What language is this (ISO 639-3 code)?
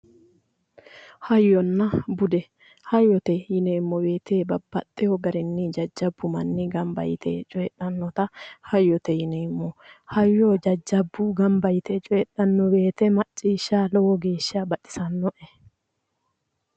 sid